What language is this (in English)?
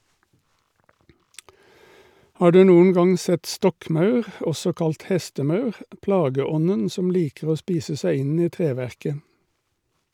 Norwegian